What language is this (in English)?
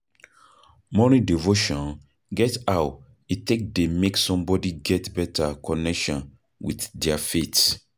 Nigerian Pidgin